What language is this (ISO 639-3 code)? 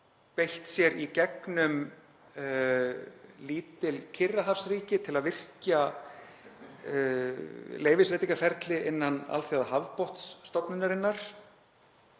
isl